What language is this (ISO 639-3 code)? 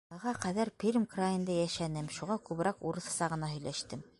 bak